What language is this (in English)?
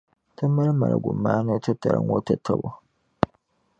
Dagbani